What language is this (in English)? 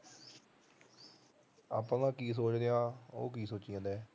Punjabi